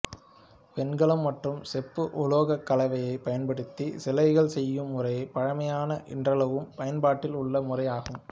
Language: Tamil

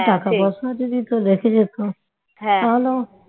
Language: Bangla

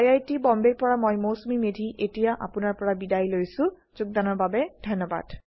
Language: Assamese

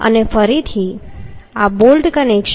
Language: Gujarati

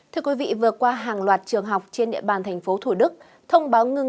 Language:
Vietnamese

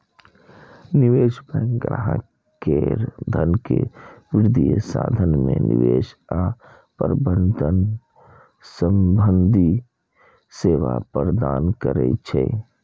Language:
Maithili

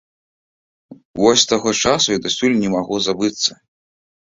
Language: Belarusian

